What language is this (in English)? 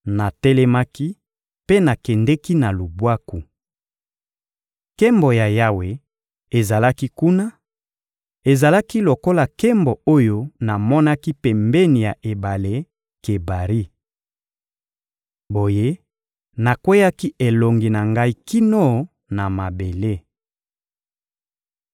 Lingala